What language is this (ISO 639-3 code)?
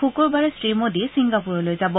asm